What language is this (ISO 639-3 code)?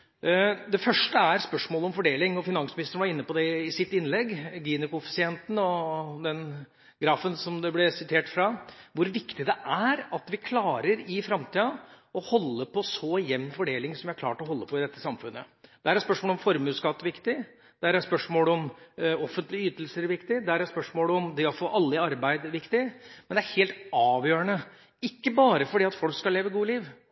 nob